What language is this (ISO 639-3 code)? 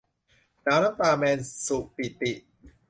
tha